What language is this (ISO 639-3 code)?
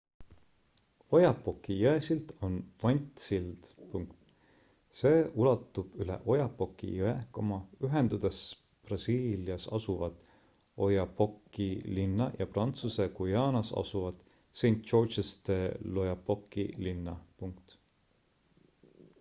est